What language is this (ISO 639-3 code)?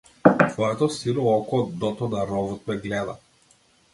mkd